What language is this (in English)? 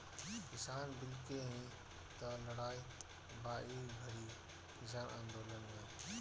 Bhojpuri